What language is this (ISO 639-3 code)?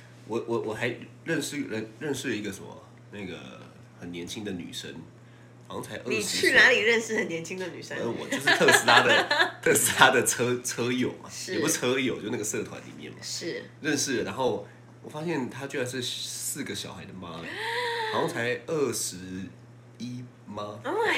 zho